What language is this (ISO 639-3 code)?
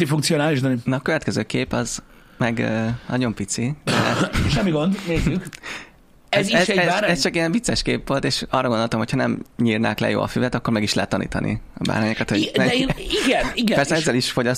hun